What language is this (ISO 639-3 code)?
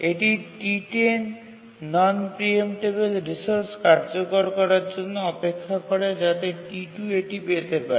ben